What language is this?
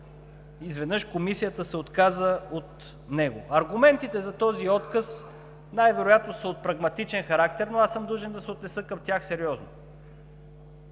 Bulgarian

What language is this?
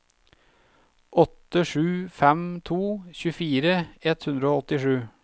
Norwegian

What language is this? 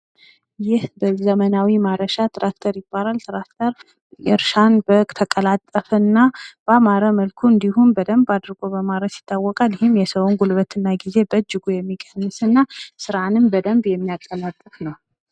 Amharic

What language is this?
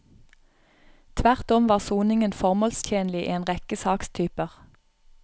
Norwegian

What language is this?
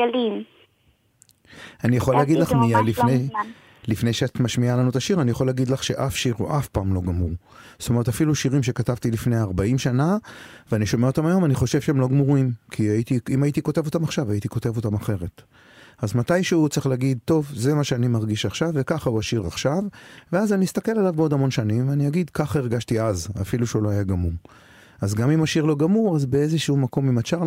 Hebrew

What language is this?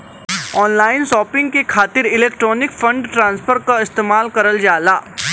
Bhojpuri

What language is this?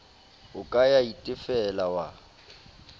Southern Sotho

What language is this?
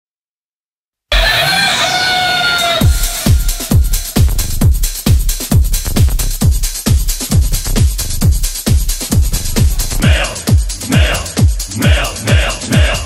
Arabic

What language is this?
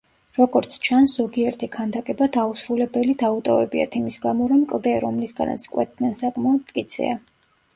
Georgian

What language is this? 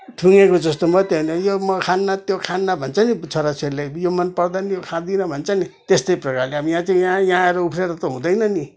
Nepali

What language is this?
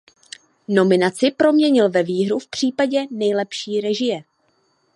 Czech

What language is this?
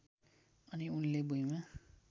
Nepali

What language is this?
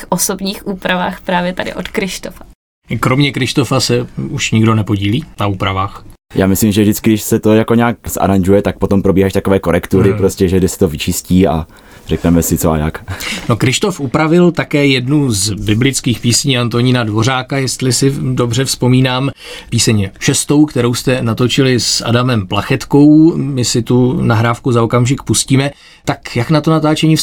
Czech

